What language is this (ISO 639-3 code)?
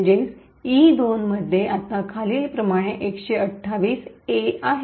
mar